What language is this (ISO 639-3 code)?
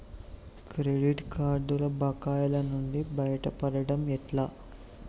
tel